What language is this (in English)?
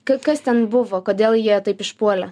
Lithuanian